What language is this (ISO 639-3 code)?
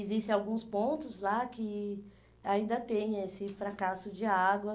por